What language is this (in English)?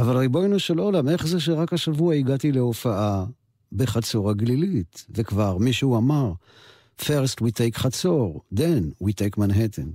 Hebrew